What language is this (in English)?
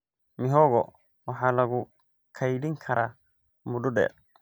Somali